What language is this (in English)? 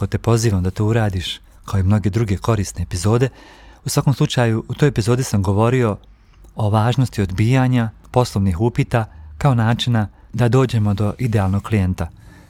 Croatian